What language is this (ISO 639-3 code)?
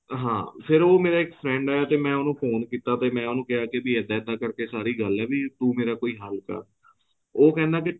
pan